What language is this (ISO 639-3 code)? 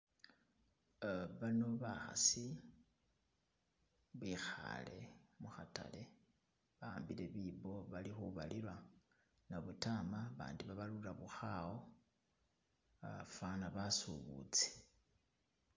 myx